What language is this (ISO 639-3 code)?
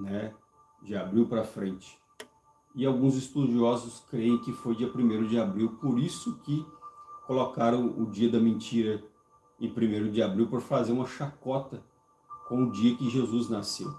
por